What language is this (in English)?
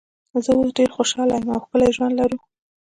Pashto